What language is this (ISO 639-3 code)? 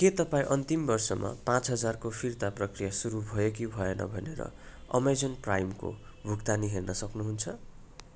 nep